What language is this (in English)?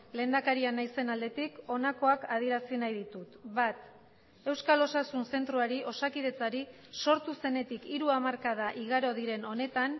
Basque